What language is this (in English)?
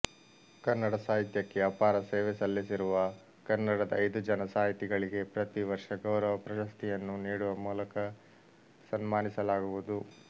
Kannada